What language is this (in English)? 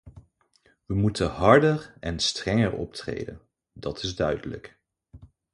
Dutch